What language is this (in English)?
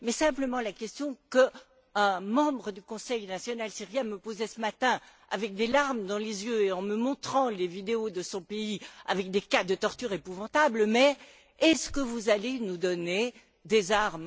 French